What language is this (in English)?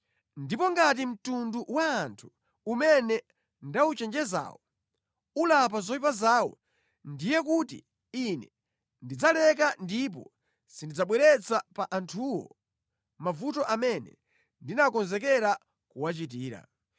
Nyanja